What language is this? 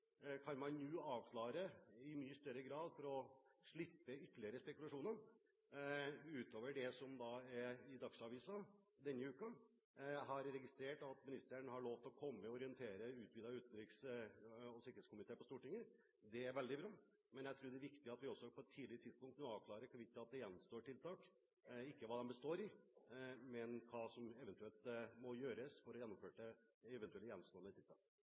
Norwegian Bokmål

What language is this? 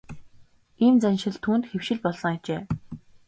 Mongolian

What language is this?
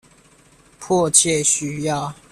Chinese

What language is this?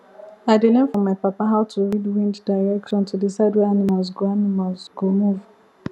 Nigerian Pidgin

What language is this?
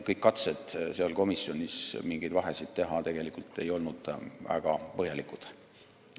Estonian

